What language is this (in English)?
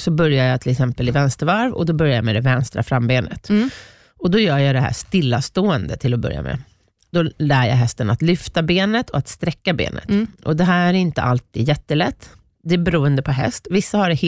Swedish